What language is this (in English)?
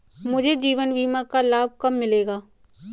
Hindi